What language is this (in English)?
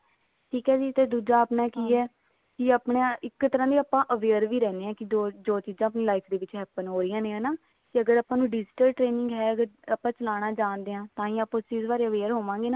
Punjabi